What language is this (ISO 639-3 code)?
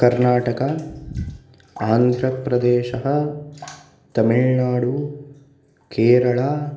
san